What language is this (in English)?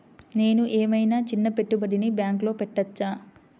Telugu